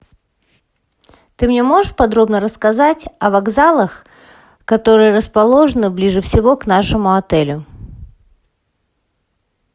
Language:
Russian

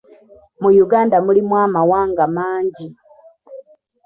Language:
Ganda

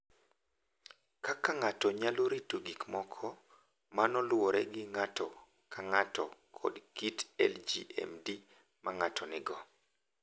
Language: Luo (Kenya and Tanzania)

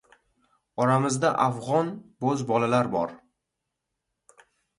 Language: Uzbek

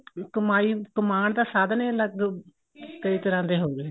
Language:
Punjabi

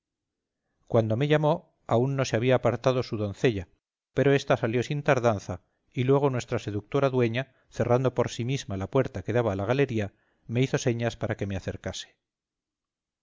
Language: Spanish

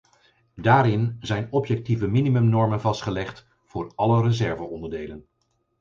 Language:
Dutch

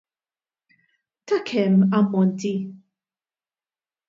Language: Maltese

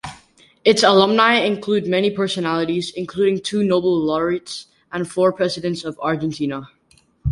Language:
English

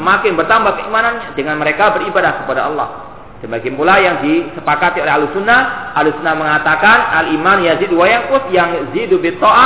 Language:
Malay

